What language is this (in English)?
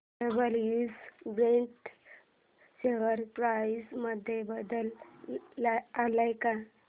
Marathi